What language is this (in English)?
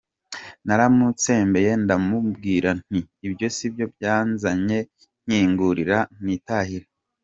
Kinyarwanda